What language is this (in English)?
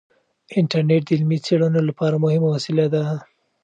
Pashto